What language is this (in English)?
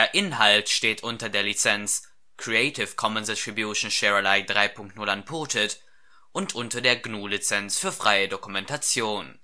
German